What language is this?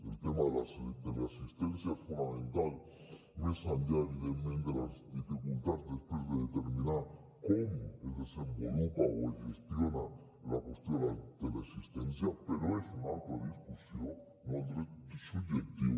Catalan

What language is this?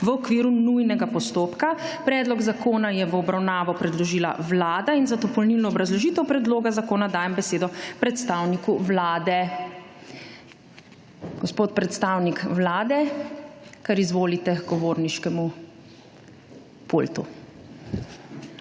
Slovenian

